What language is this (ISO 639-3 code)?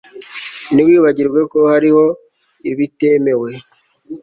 kin